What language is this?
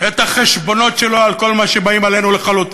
Hebrew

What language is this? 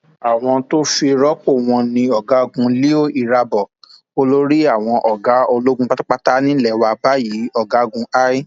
Yoruba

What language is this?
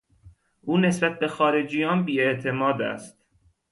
Persian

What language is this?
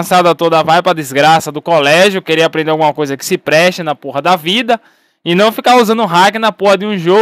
Portuguese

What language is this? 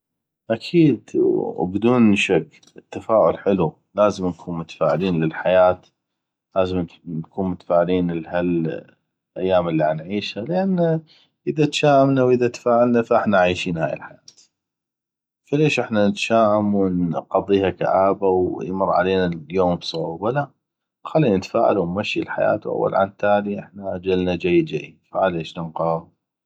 North Mesopotamian Arabic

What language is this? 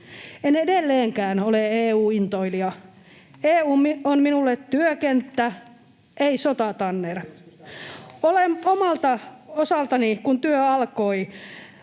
Finnish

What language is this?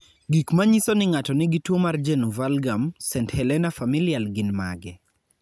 Luo (Kenya and Tanzania)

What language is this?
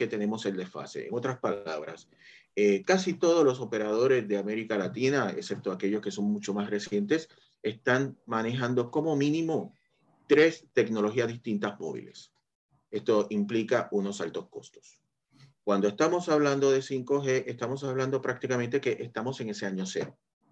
Spanish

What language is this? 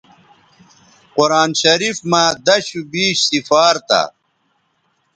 Bateri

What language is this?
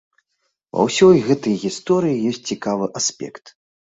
Belarusian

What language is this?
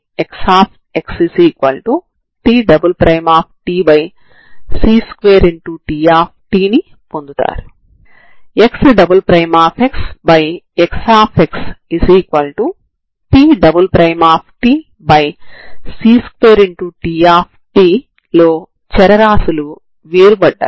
Telugu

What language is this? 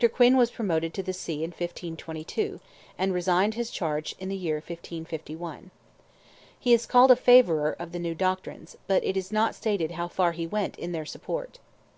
English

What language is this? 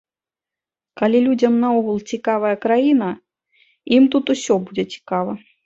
Belarusian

